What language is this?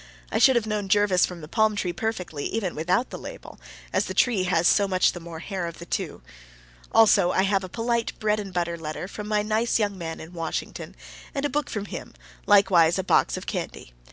English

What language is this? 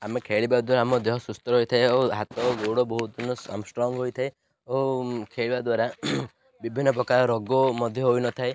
Odia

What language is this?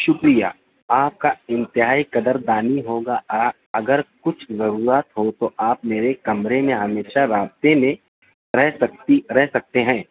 Urdu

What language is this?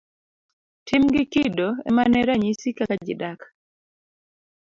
Luo (Kenya and Tanzania)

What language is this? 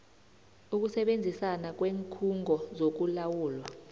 South Ndebele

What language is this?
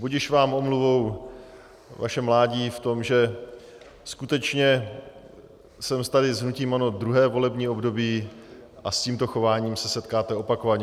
Czech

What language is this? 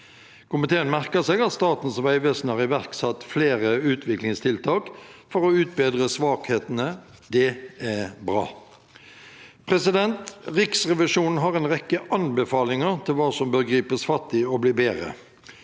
Norwegian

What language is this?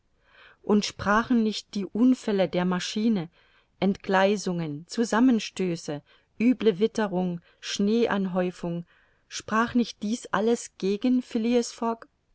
German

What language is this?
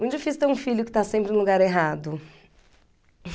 Portuguese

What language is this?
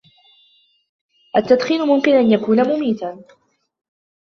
Arabic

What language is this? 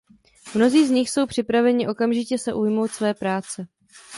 Czech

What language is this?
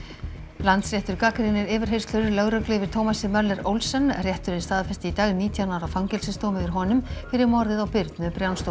Icelandic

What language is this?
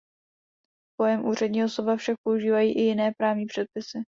Czech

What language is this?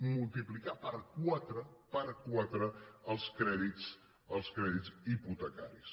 Catalan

